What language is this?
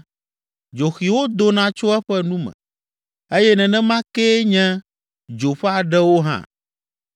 Ewe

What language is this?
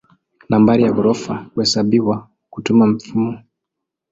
Swahili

